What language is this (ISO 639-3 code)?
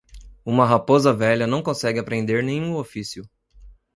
por